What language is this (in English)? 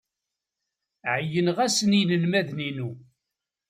Kabyle